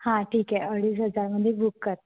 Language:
Marathi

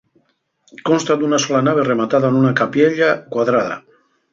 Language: Asturian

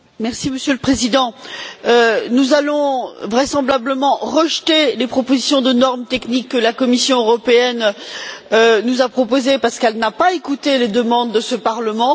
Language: French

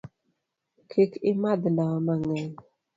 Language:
Luo (Kenya and Tanzania)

